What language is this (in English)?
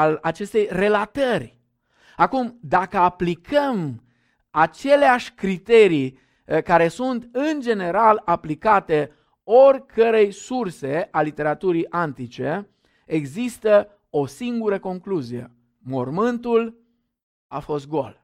Romanian